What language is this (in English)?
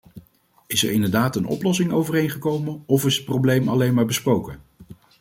Dutch